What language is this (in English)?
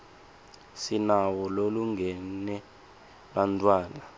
Swati